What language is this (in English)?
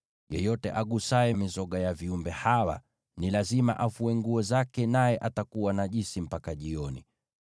Swahili